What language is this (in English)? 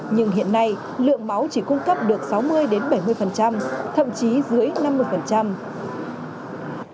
Vietnamese